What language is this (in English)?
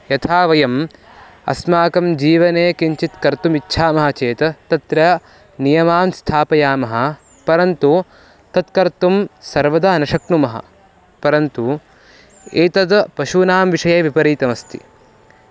Sanskrit